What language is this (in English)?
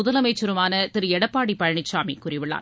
Tamil